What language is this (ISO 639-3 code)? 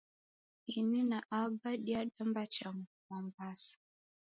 dav